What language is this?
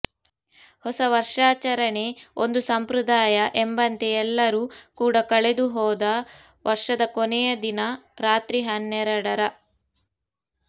Kannada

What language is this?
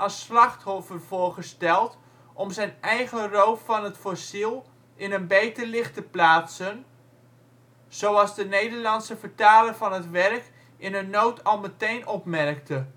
Dutch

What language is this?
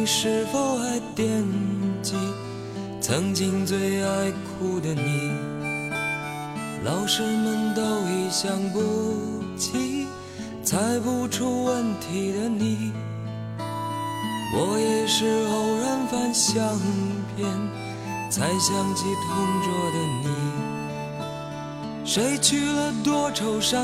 Chinese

